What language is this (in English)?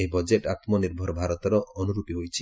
Odia